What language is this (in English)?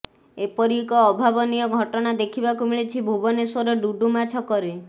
Odia